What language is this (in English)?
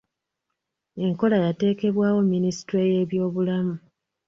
Ganda